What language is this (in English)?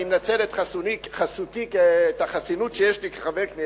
Hebrew